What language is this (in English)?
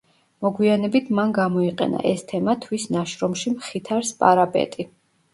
Georgian